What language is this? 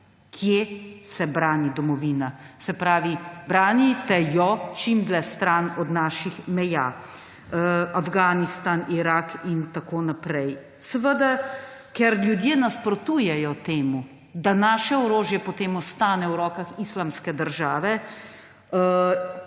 Slovenian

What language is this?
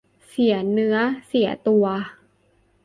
Thai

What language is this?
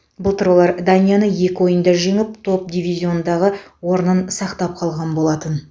Kazakh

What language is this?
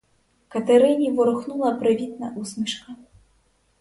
Ukrainian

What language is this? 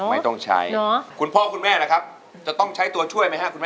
Thai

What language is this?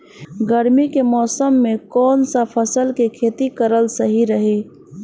Bhojpuri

